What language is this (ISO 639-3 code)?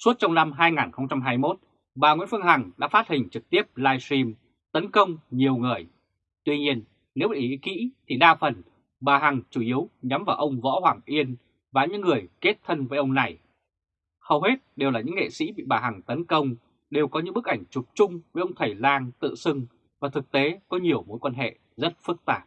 vie